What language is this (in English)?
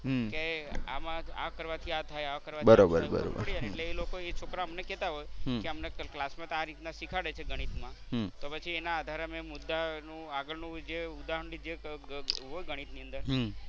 Gujarati